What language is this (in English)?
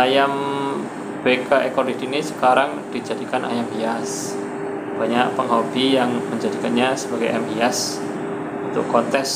Indonesian